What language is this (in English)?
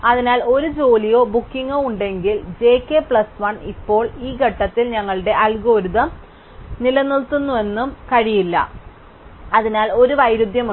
Malayalam